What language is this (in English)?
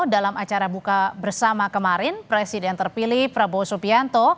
Indonesian